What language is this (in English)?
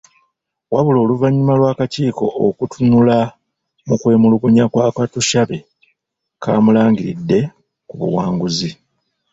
Ganda